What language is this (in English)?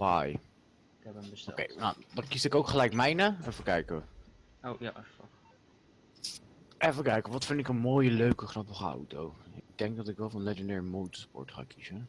Dutch